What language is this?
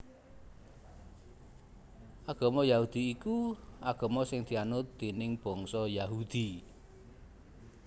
Javanese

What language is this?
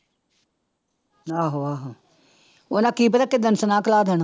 Punjabi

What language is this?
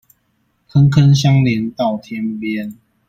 Chinese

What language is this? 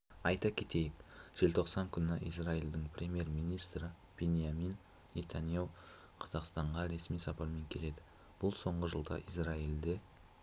Kazakh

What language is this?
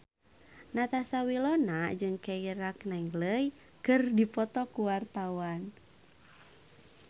Sundanese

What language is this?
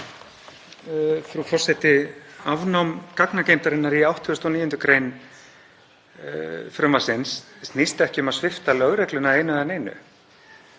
Icelandic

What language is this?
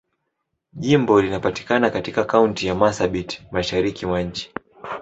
Swahili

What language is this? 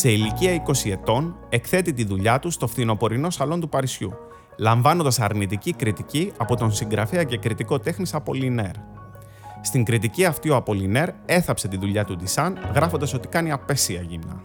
Greek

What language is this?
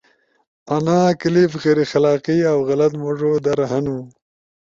Ushojo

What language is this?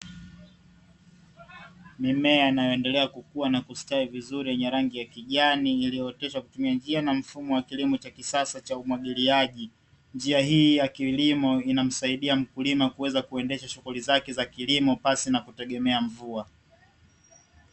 Swahili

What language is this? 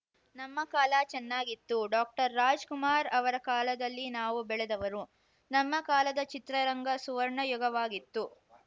Kannada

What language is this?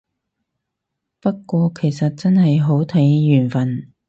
Cantonese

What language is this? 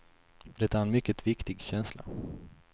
Swedish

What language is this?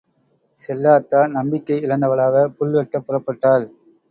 Tamil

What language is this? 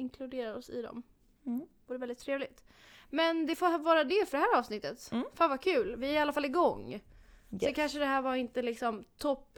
Swedish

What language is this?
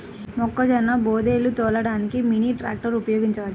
Telugu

